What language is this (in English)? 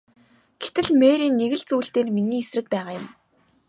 Mongolian